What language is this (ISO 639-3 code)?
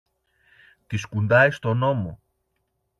ell